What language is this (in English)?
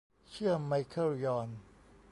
Thai